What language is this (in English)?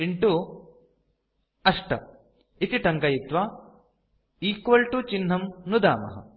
Sanskrit